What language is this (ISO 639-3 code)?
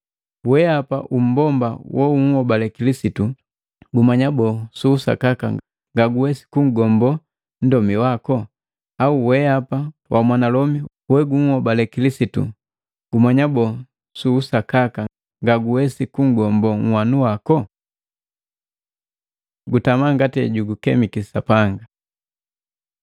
mgv